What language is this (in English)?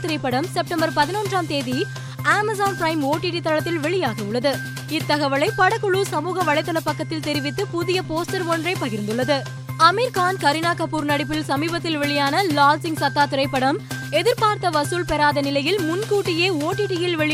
Tamil